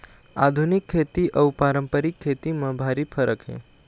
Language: Chhattisgarhi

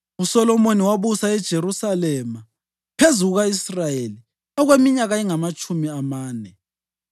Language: North Ndebele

